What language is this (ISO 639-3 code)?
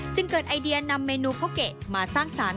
tha